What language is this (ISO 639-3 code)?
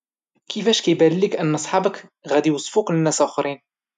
ary